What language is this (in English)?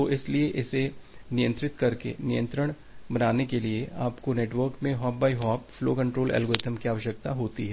Hindi